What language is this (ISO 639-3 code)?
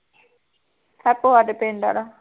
pan